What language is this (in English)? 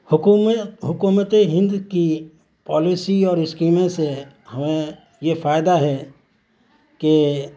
Urdu